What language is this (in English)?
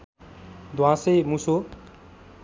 Nepali